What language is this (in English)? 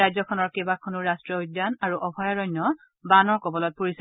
Assamese